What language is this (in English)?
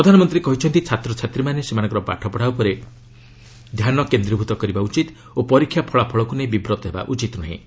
Odia